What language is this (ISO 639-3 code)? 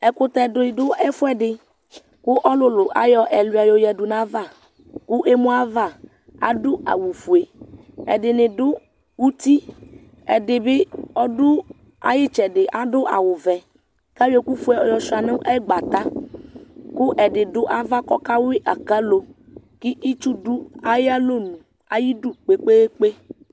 kpo